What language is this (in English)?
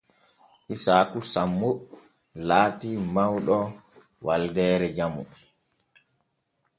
Borgu Fulfulde